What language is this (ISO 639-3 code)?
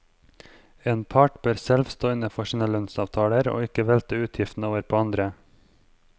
nor